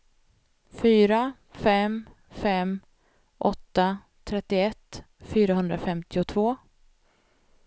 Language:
Swedish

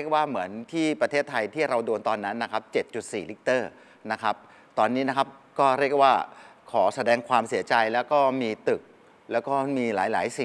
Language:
Thai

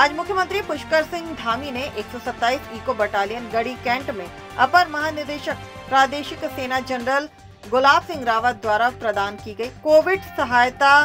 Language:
Hindi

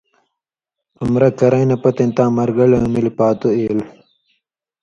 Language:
Indus Kohistani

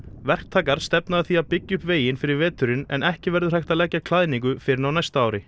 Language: Icelandic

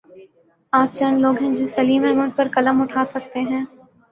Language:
Urdu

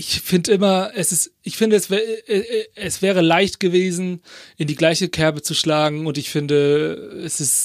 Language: German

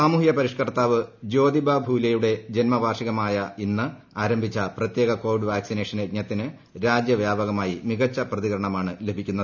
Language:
Malayalam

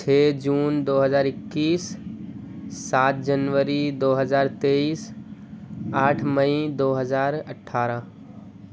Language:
Urdu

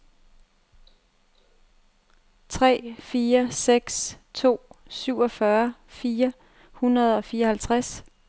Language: Danish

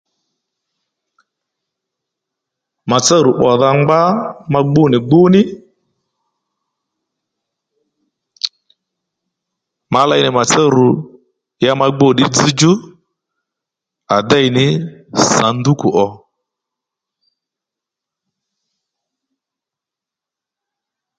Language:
Lendu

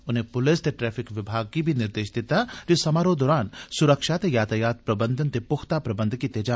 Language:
Dogri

